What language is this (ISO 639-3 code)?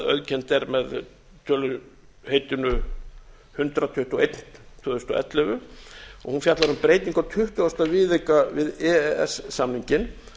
isl